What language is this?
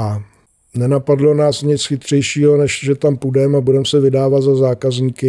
Czech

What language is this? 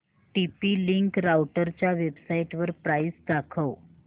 Marathi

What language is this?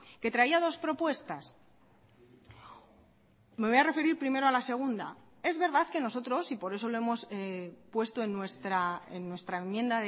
Spanish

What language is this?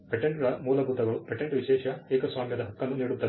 Kannada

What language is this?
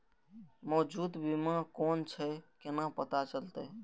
Maithili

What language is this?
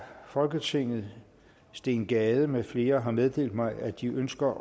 Danish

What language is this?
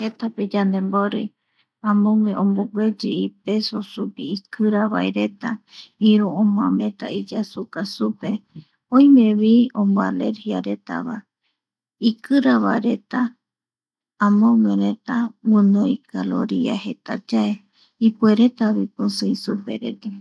Eastern Bolivian Guaraní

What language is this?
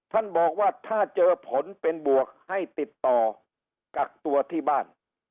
Thai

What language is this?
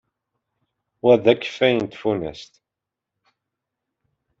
Kabyle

